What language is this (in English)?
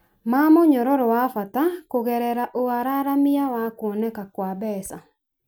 Kikuyu